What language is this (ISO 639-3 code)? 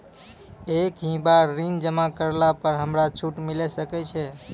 mai